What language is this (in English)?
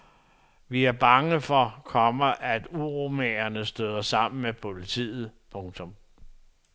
Danish